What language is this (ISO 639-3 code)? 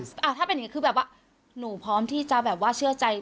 tha